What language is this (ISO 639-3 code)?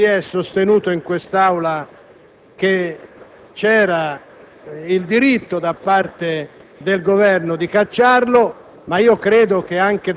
ita